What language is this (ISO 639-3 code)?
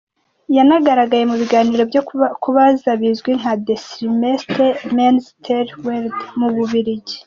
kin